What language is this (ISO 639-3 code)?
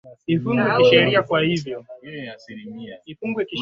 swa